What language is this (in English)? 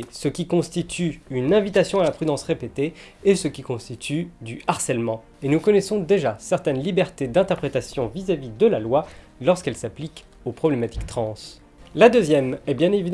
French